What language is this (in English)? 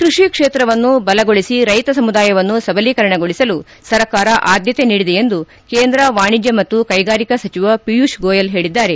Kannada